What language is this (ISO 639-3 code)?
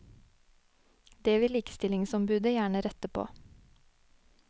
nor